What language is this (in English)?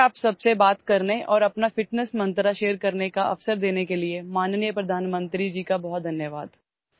Urdu